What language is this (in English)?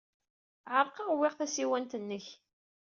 Kabyle